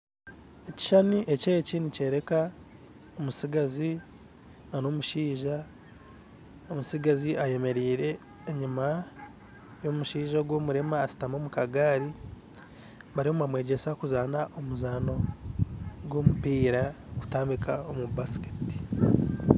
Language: Nyankole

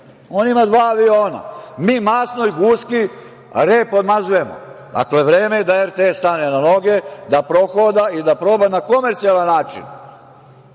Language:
Serbian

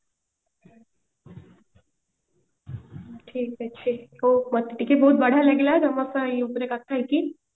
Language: Odia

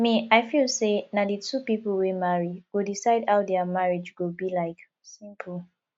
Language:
Nigerian Pidgin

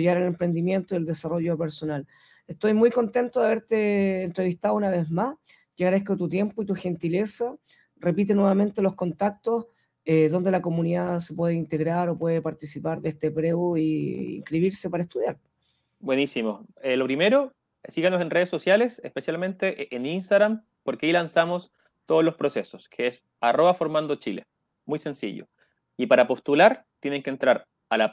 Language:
Spanish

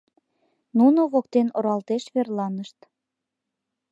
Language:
Mari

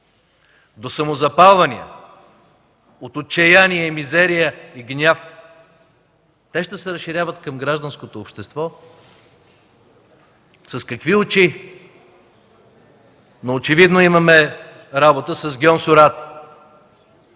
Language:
Bulgarian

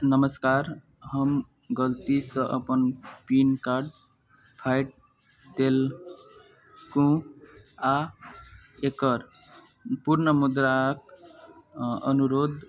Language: Maithili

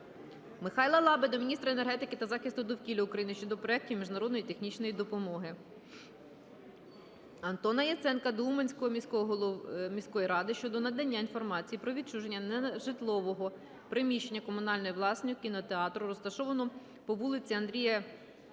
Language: Ukrainian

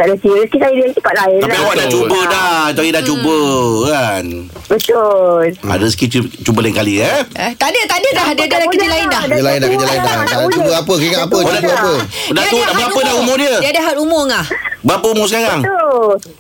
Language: Malay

